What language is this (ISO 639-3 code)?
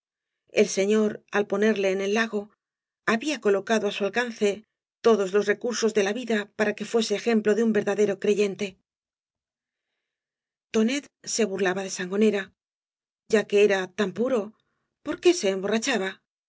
spa